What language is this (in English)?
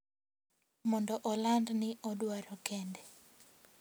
Luo (Kenya and Tanzania)